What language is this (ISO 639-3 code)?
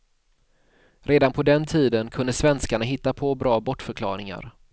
swe